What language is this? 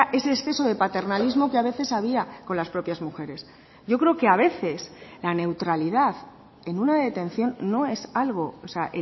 Spanish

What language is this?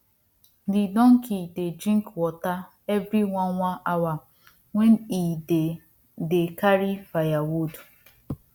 Nigerian Pidgin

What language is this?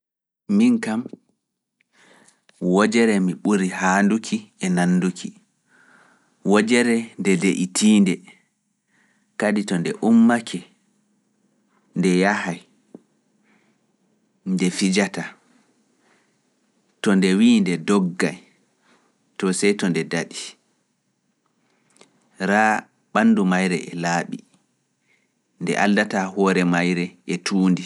Fula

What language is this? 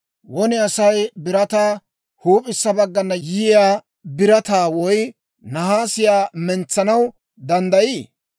Dawro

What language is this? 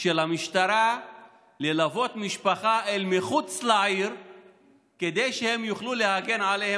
Hebrew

